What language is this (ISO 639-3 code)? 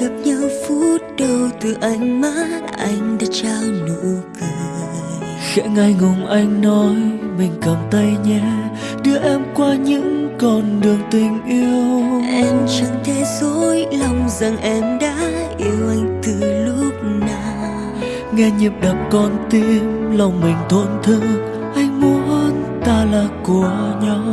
vie